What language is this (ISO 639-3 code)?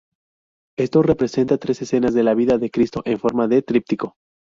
spa